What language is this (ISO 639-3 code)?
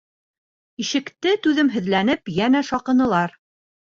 bak